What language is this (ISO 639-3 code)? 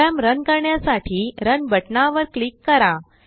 mar